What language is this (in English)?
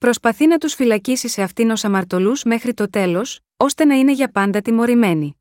Greek